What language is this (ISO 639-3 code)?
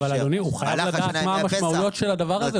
heb